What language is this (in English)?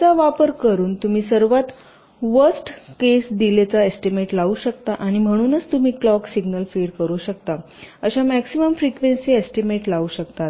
Marathi